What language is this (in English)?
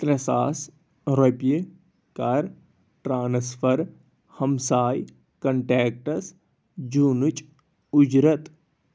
Kashmiri